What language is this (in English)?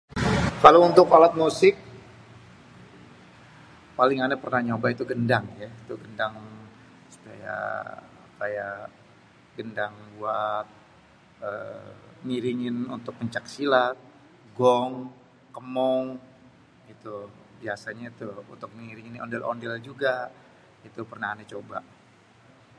Betawi